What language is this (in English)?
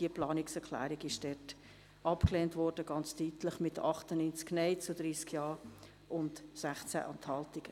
Swiss German